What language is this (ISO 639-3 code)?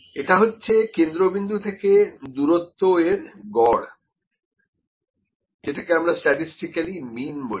ben